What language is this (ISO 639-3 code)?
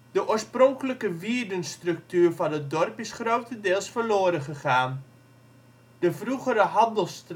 nld